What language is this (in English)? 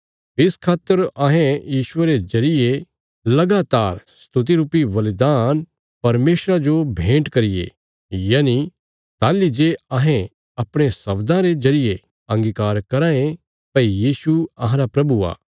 Bilaspuri